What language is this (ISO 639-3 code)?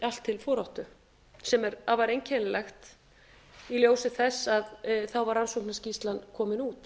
isl